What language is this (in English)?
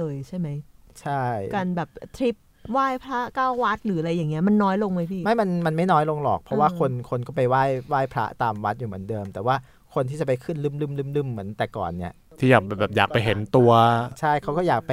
Thai